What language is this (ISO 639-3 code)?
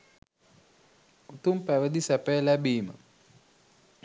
sin